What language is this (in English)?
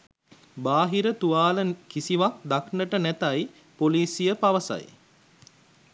Sinhala